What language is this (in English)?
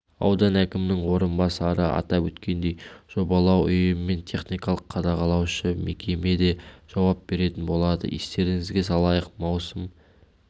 Kazakh